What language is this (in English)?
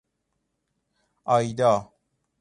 Persian